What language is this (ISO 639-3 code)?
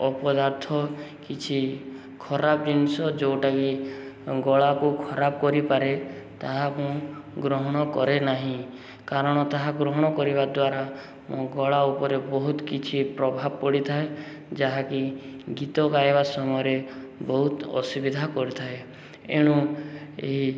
ori